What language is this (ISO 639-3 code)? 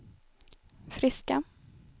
swe